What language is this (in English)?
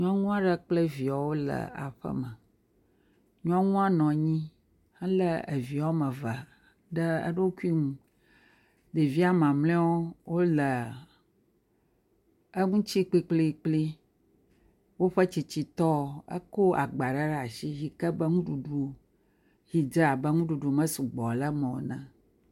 Ewe